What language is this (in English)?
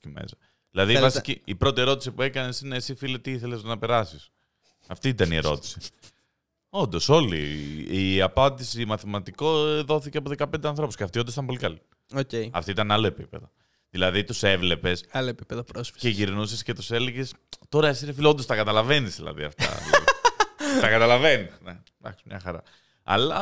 Greek